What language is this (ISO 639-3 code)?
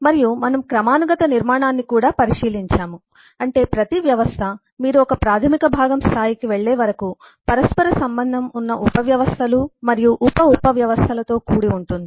tel